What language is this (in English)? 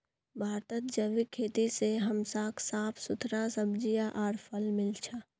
Magahi